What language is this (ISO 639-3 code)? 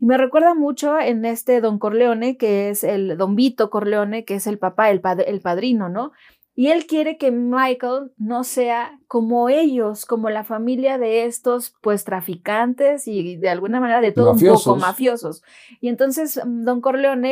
spa